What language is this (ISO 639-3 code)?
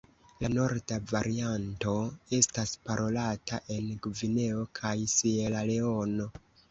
epo